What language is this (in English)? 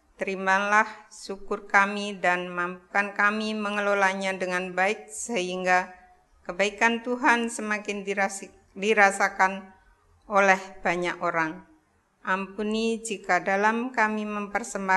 Indonesian